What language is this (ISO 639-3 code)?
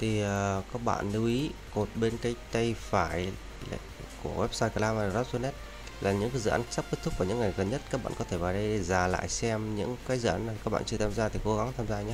vie